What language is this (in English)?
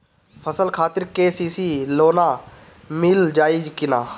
Bhojpuri